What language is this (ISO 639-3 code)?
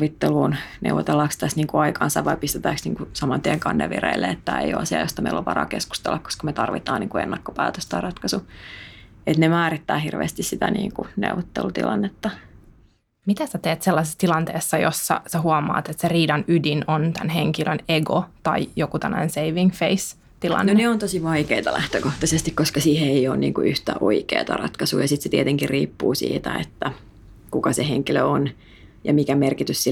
fin